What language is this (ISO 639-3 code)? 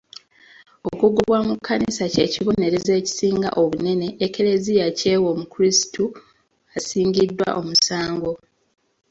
lug